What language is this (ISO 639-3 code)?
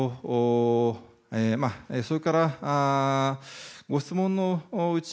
jpn